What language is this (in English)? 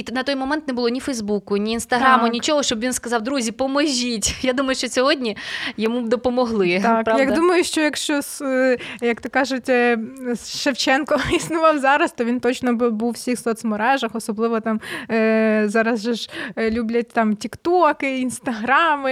Ukrainian